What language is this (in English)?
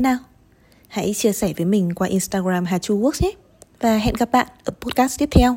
Vietnamese